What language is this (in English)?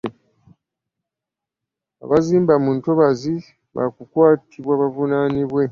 Ganda